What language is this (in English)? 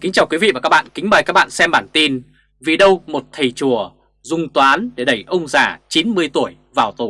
Vietnamese